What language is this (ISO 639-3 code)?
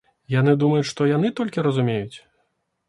bel